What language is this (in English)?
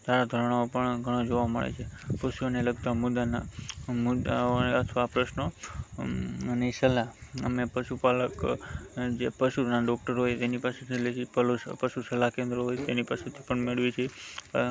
Gujarati